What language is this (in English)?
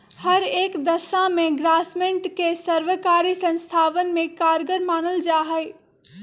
Magahi